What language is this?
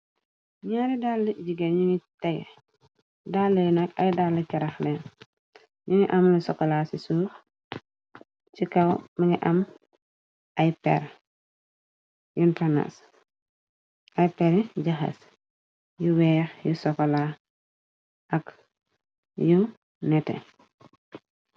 Wolof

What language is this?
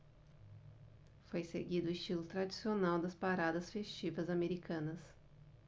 Portuguese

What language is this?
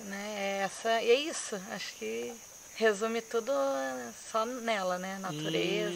Portuguese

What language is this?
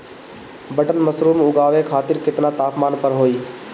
Bhojpuri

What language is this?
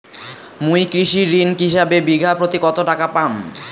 Bangla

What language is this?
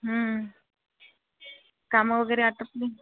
Marathi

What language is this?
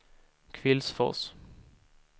Swedish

